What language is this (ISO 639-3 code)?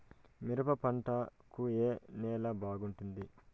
tel